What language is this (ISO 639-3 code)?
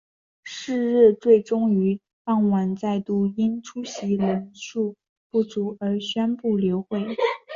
zho